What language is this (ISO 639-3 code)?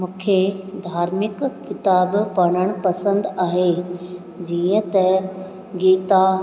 snd